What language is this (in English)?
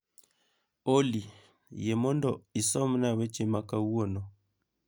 Luo (Kenya and Tanzania)